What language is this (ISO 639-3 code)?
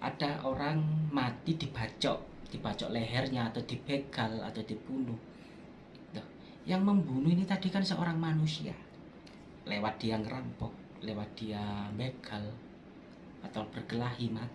ind